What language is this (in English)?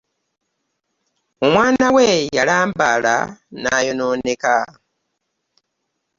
Ganda